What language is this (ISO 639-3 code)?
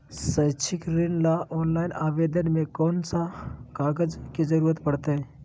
mag